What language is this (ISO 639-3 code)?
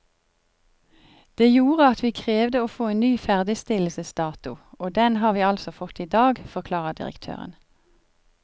nor